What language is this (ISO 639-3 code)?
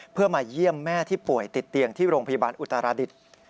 tha